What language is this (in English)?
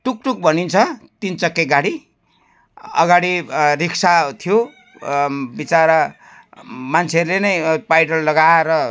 Nepali